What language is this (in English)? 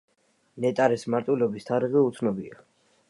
Georgian